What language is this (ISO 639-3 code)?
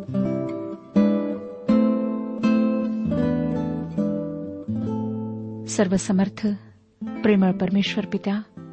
mar